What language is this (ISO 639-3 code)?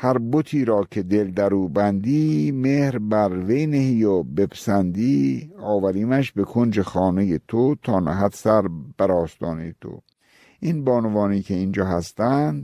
fas